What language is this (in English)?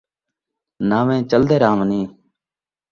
Saraiki